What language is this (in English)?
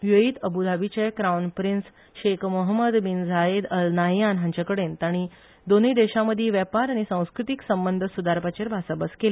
Konkani